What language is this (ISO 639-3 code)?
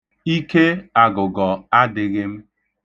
ibo